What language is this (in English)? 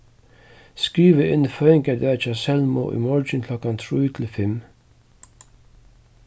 Faroese